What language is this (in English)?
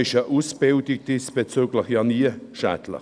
Swiss German